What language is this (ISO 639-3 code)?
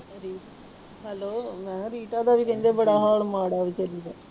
pan